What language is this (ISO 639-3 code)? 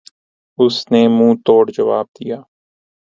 urd